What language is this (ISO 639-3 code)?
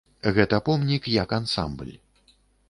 bel